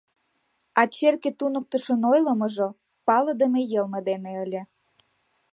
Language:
Mari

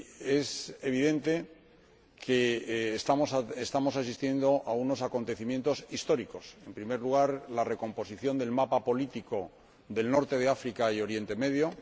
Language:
Spanish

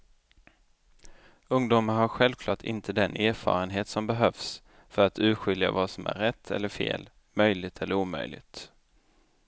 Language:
Swedish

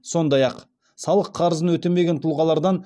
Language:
Kazakh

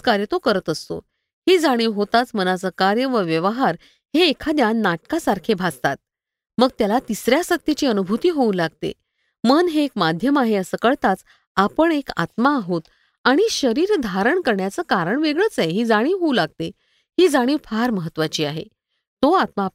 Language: Marathi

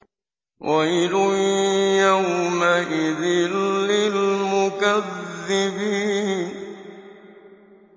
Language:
Arabic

